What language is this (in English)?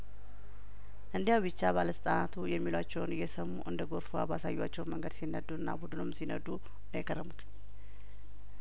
Amharic